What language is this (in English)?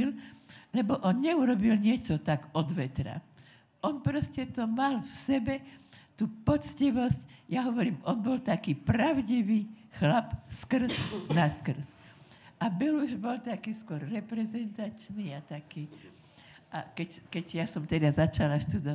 Slovak